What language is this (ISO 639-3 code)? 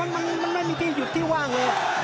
tha